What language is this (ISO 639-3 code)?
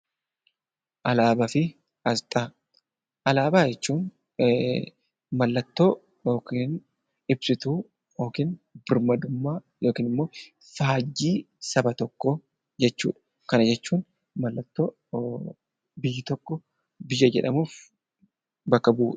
orm